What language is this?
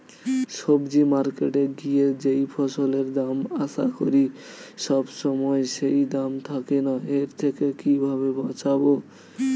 Bangla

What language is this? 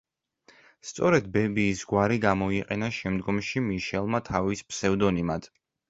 Georgian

